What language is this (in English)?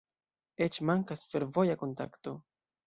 Esperanto